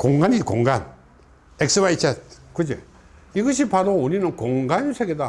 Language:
Korean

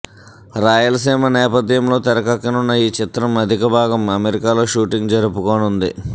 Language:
Telugu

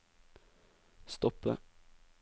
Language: Norwegian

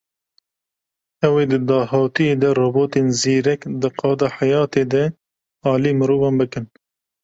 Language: Kurdish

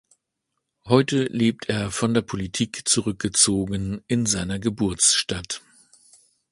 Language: German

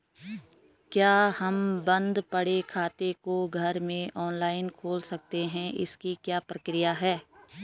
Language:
Hindi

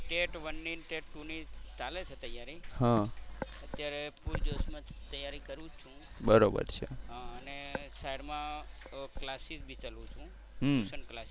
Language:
Gujarati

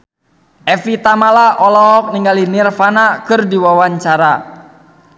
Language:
Sundanese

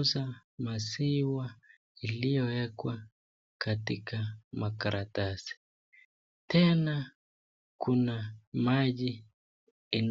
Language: Swahili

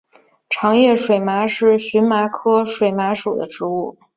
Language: Chinese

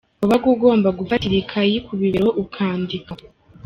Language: Kinyarwanda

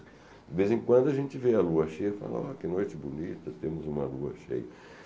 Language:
Portuguese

